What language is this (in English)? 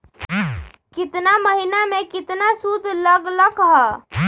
Magahi